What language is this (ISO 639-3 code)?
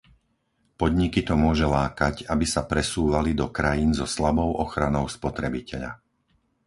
slk